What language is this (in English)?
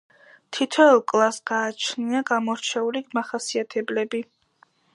Georgian